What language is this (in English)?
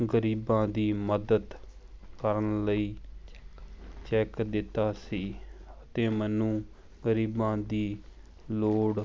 Punjabi